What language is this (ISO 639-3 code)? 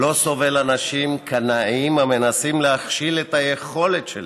heb